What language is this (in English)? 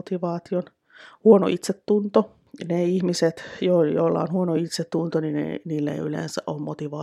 Finnish